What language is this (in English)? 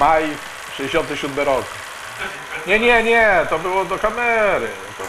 Polish